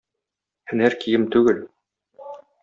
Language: Tatar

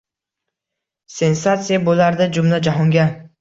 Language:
Uzbek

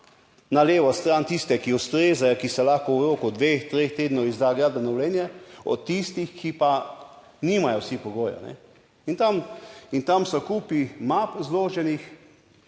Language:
Slovenian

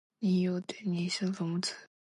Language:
Cantonese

